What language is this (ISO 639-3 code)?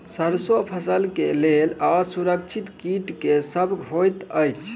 mai